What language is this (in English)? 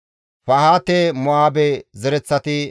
Gamo